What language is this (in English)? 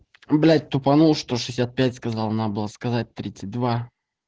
Russian